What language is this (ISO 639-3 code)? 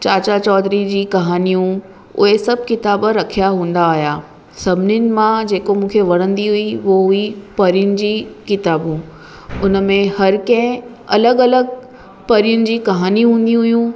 snd